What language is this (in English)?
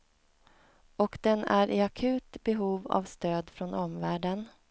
Swedish